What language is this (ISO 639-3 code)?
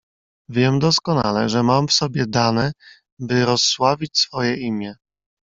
pol